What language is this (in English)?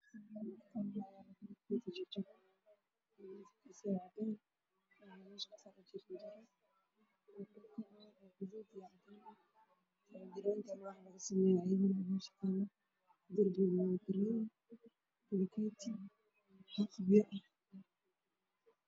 Somali